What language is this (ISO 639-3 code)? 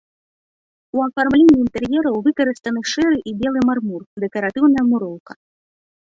bel